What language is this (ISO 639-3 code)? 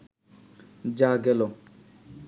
ben